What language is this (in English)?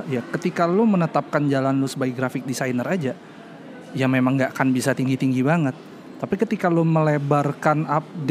Indonesian